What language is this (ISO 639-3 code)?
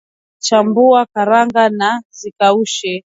swa